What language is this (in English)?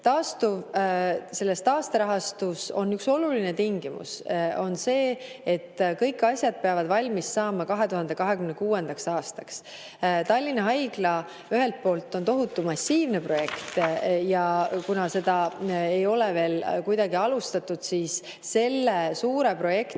Estonian